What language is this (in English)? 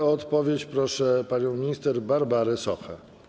Polish